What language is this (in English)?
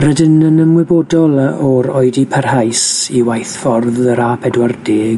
Welsh